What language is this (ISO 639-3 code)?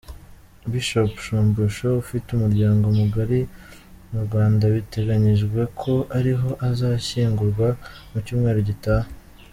kin